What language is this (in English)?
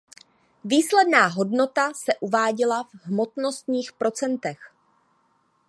Czech